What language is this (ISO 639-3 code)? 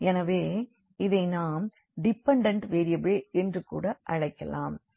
tam